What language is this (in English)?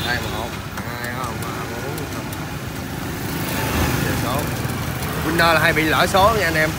Vietnamese